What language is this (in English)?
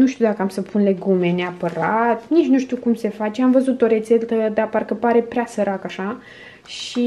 Romanian